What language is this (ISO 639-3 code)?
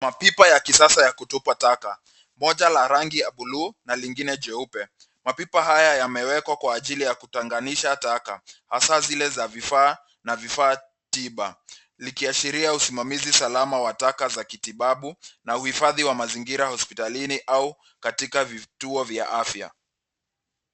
swa